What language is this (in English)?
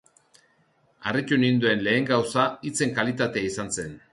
Basque